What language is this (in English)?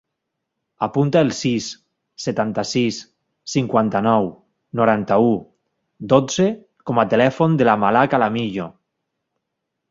Catalan